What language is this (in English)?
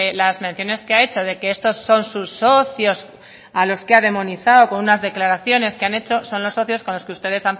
Spanish